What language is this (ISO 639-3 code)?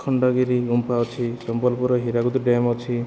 ori